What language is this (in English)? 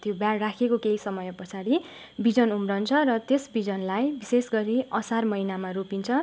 Nepali